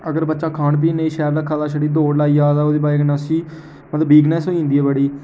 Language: Dogri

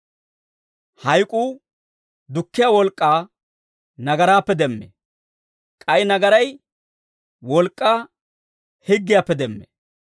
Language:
Dawro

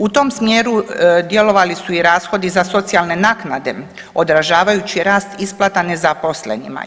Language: Croatian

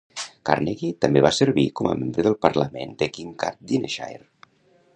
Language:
Catalan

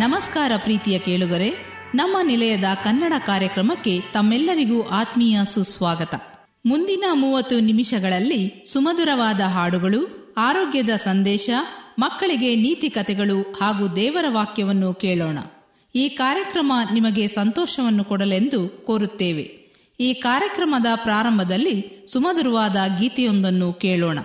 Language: Kannada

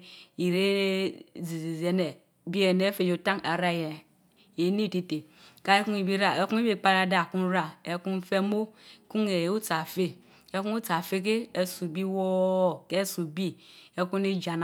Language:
Mbe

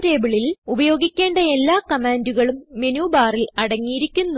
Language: Malayalam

